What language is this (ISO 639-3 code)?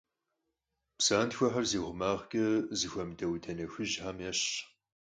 kbd